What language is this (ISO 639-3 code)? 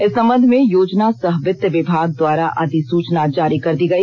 hin